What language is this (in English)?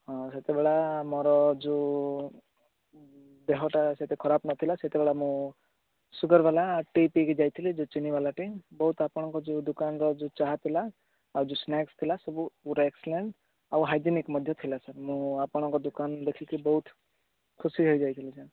Odia